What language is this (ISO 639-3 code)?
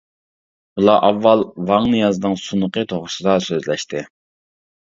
uig